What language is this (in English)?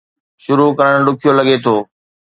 Sindhi